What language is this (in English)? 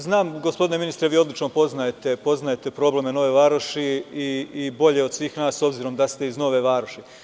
Serbian